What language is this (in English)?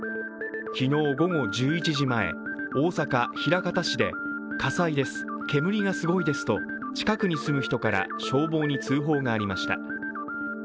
Japanese